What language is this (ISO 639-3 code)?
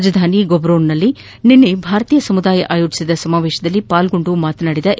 kan